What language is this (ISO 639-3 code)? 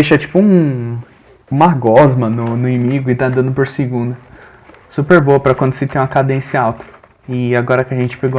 por